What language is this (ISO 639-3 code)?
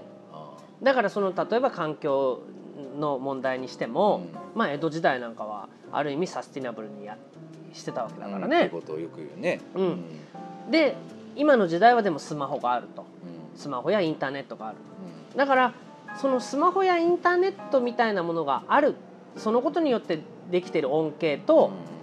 jpn